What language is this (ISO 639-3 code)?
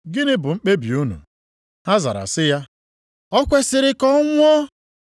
ibo